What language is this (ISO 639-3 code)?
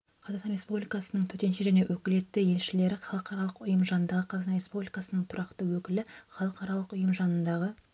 kaz